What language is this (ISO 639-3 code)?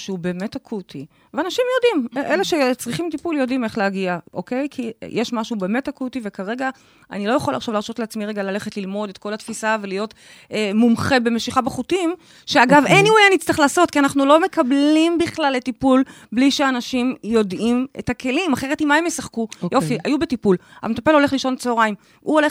heb